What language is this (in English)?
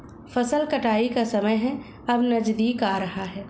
Hindi